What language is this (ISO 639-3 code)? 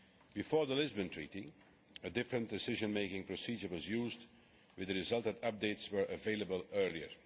eng